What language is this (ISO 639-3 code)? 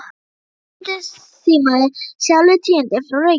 isl